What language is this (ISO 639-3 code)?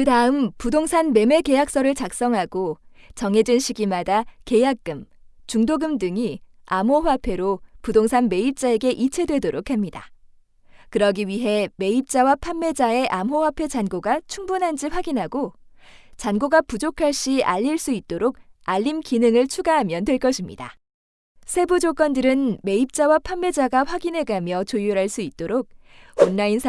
kor